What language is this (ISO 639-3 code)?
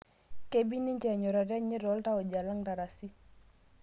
mas